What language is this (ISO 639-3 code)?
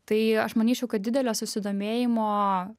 lit